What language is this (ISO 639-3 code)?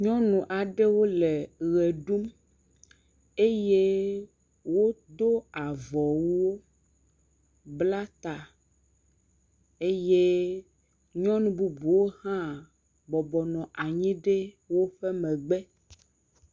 ewe